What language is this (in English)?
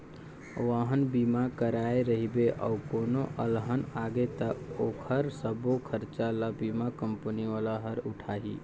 Chhattisgarhi